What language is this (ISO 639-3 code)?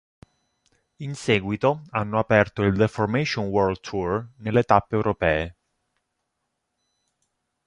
ita